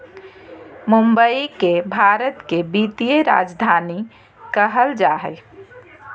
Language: Magahi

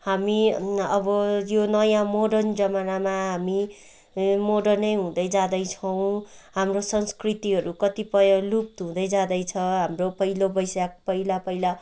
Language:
Nepali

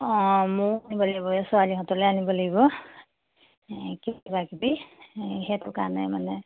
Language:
Assamese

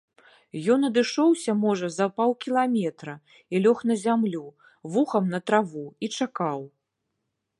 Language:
Belarusian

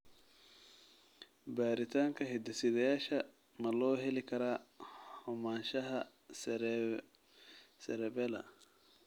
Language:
Somali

